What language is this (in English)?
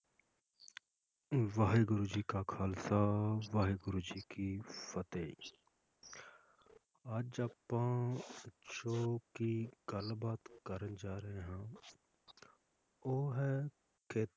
Punjabi